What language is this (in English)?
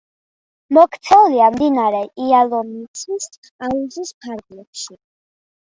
Georgian